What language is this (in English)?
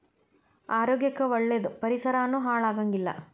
Kannada